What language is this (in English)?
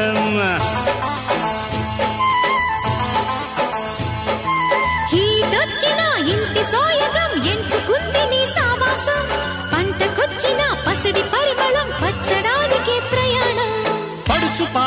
Hindi